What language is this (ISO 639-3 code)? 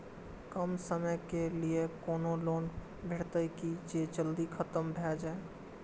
mai